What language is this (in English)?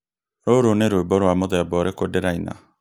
Kikuyu